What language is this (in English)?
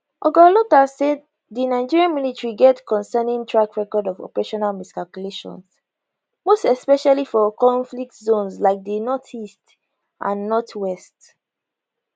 Nigerian Pidgin